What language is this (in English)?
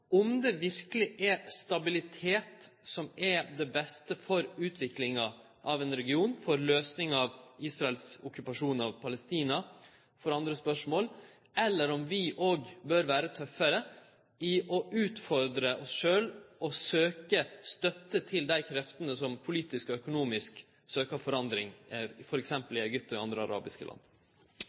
Norwegian Nynorsk